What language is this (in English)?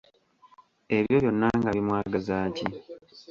Ganda